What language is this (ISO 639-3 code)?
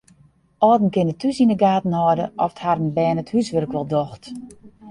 fry